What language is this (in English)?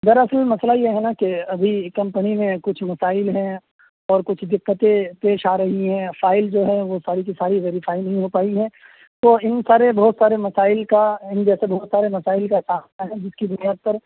Urdu